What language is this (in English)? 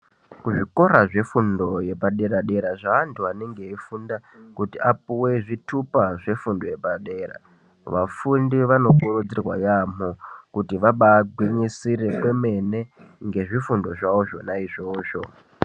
Ndau